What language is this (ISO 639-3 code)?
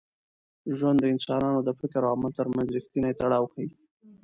pus